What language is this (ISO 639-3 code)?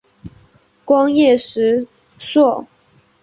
zho